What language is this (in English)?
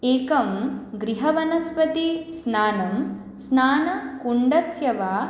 Sanskrit